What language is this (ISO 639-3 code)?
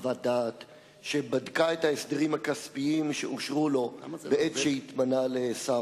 heb